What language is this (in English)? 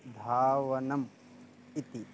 Sanskrit